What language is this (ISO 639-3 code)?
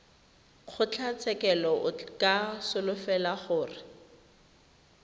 tsn